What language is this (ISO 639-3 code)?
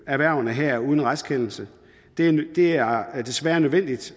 dan